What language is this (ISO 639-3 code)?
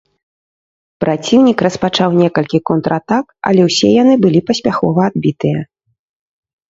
bel